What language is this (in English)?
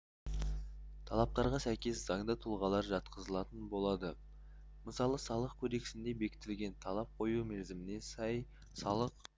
Kazakh